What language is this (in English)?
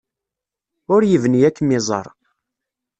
Kabyle